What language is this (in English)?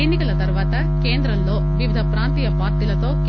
Telugu